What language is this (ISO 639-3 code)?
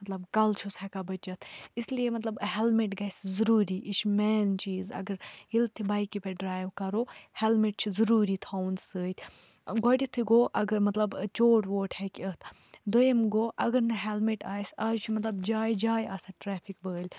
kas